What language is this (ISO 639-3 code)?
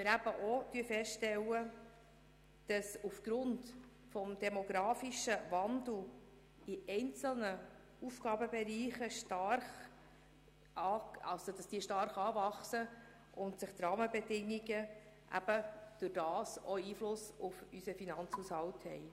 gsw